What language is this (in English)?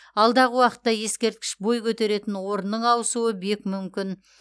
Kazakh